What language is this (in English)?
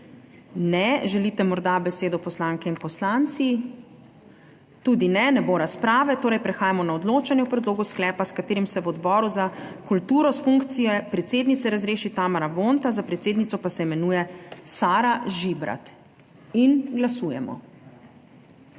Slovenian